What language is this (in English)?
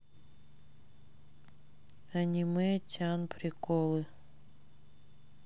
Russian